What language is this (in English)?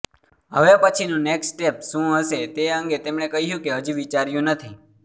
Gujarati